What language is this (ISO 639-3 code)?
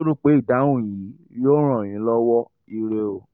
yor